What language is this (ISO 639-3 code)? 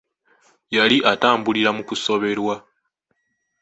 lug